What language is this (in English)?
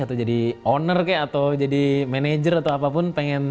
Indonesian